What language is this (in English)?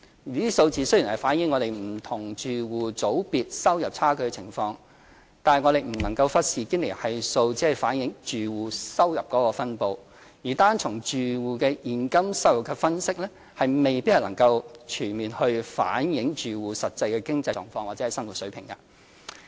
Cantonese